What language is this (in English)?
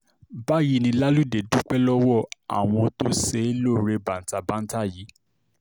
Yoruba